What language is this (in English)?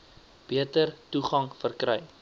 Afrikaans